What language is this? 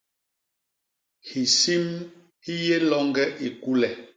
Basaa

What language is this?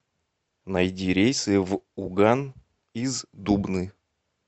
Russian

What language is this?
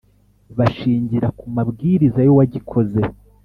Kinyarwanda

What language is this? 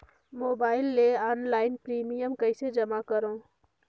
Chhattisgarhi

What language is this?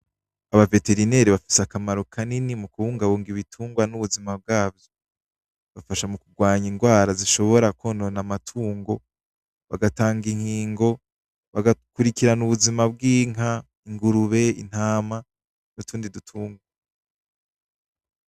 Rundi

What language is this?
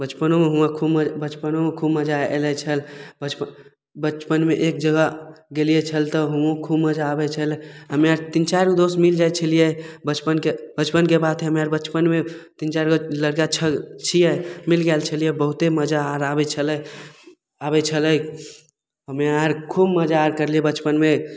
Maithili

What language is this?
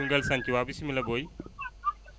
Wolof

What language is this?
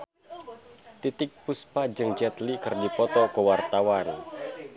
Sundanese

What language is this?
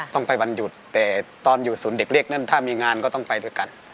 Thai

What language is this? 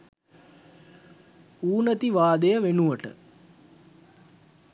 Sinhala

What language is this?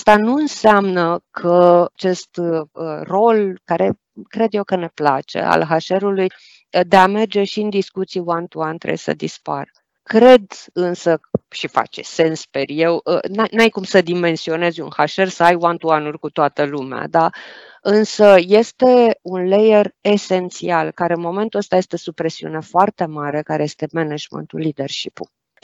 Romanian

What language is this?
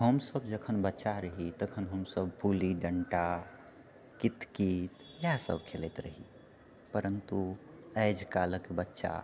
Maithili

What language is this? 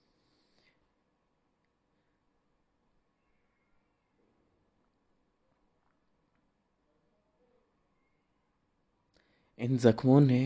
Hindi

